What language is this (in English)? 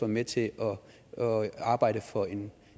Danish